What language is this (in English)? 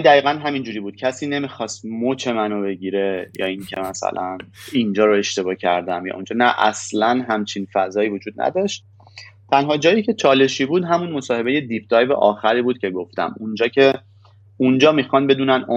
Persian